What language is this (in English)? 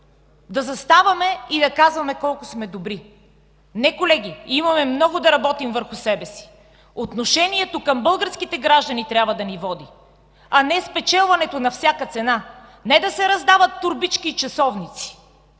Bulgarian